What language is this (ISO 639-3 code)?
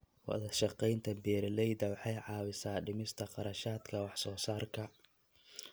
som